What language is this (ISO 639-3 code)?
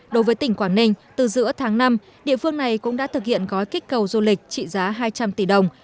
vie